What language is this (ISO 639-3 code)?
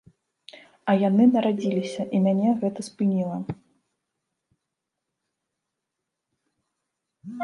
bel